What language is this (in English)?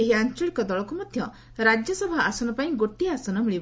Odia